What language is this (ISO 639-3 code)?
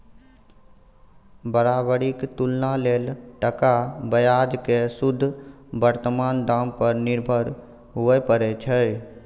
mai